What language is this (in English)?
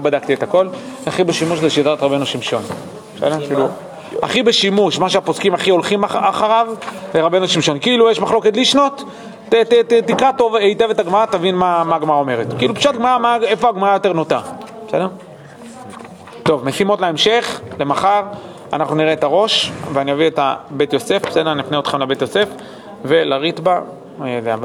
Hebrew